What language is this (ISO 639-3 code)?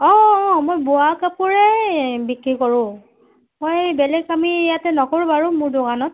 asm